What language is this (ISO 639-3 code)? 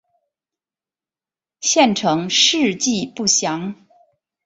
zho